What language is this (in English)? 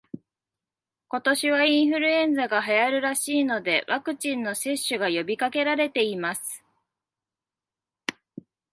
Japanese